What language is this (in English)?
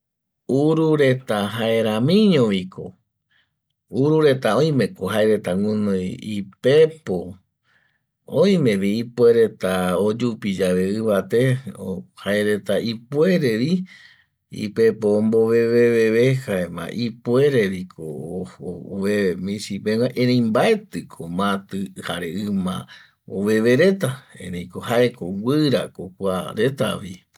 Eastern Bolivian Guaraní